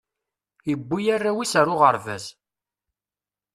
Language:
Kabyle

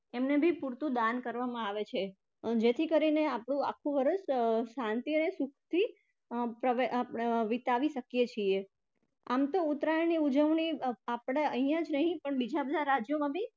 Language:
Gujarati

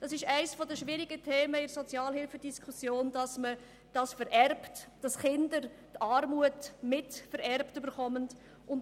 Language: Swiss German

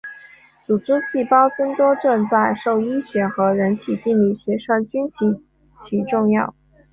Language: Chinese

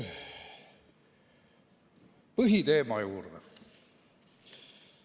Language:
Estonian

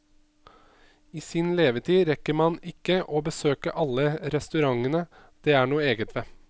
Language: Norwegian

